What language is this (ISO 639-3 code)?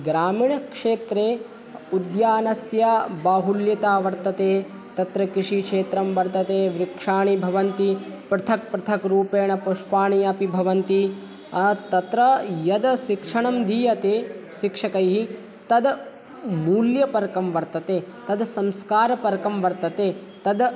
san